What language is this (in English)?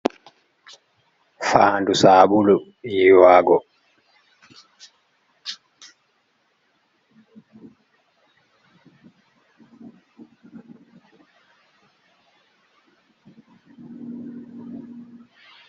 Fula